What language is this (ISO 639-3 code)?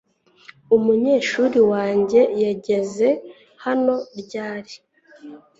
kin